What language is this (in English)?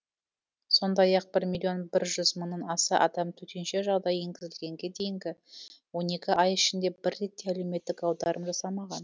Kazakh